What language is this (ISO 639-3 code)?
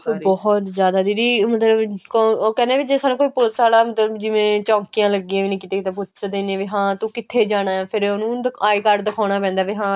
pan